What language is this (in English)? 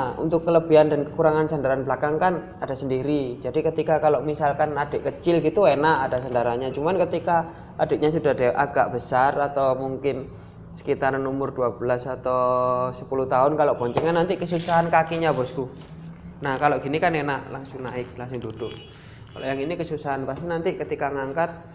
Indonesian